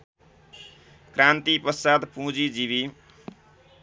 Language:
Nepali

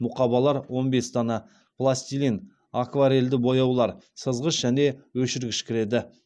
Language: Kazakh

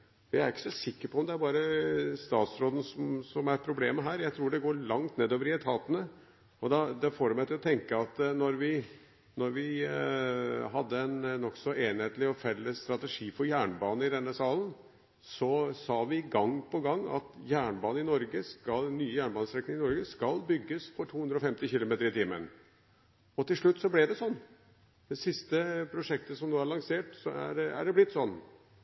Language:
Norwegian Bokmål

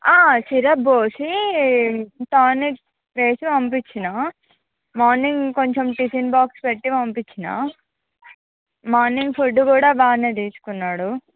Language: Telugu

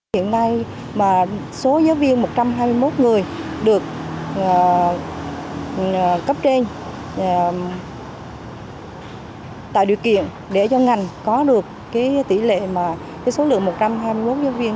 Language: Vietnamese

